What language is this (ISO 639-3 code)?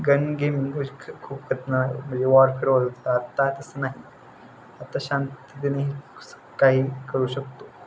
mar